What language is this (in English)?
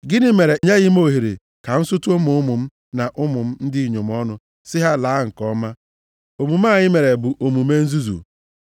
Igbo